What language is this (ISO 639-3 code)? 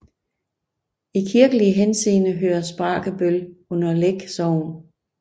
dan